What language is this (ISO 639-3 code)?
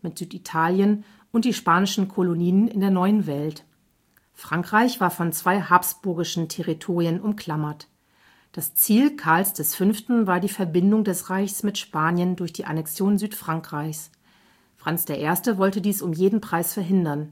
deu